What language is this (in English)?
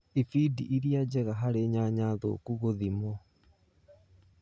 Kikuyu